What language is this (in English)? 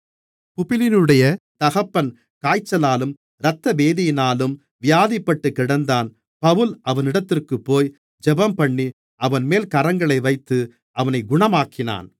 Tamil